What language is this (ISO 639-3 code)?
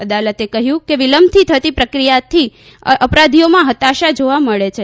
guj